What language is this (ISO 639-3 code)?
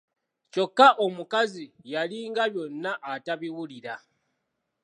lug